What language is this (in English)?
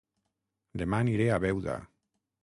Catalan